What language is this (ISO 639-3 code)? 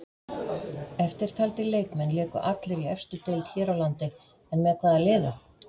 isl